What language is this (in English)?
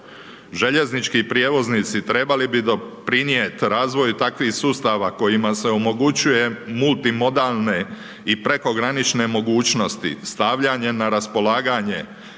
Croatian